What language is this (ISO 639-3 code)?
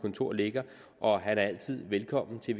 dan